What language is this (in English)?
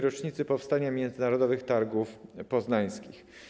Polish